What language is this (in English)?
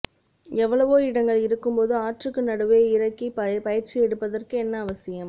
Tamil